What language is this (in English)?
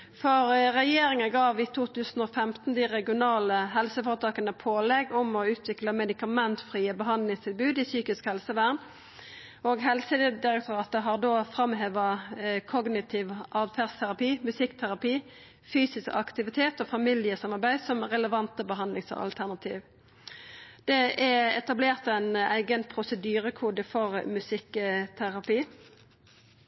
Norwegian Nynorsk